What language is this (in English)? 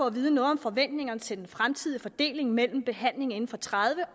Danish